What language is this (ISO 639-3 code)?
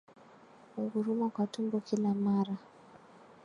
swa